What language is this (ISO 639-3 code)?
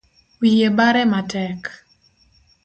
luo